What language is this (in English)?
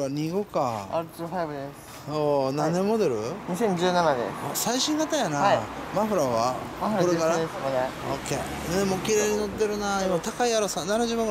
Japanese